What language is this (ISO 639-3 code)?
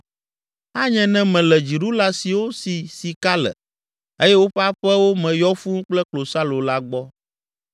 ewe